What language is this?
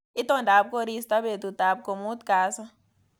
Kalenjin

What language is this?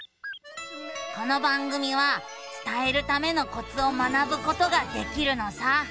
Japanese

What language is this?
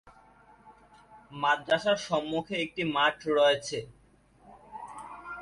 Bangla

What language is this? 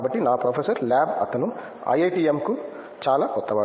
Telugu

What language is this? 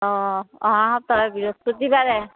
Assamese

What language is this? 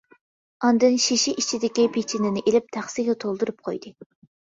Uyghur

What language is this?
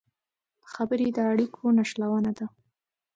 Pashto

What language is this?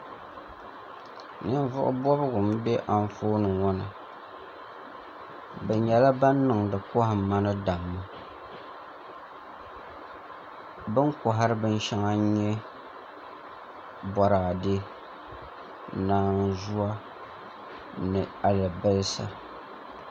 Dagbani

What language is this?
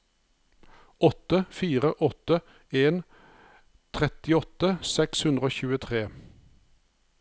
Norwegian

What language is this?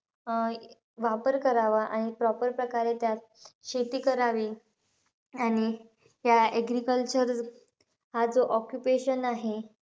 Marathi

